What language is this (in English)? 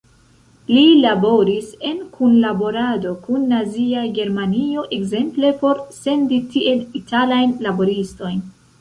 Esperanto